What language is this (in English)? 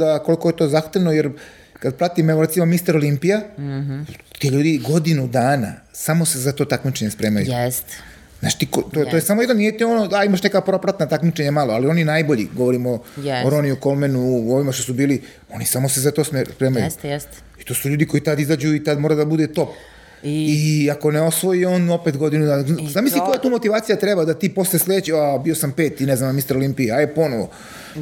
Croatian